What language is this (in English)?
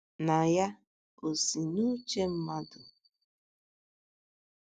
Igbo